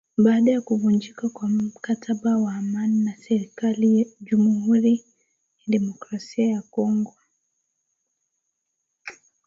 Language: Swahili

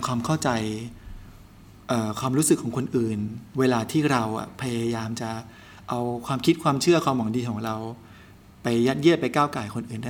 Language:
Thai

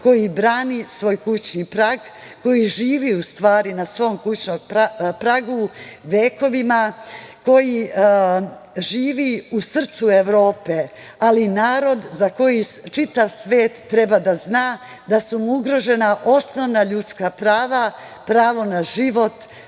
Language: Serbian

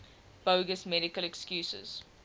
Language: English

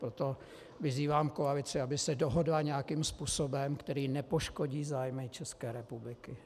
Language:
Czech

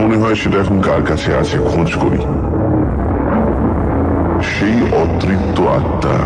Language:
Bangla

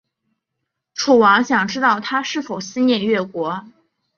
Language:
Chinese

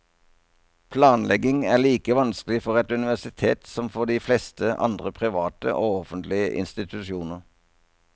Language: Norwegian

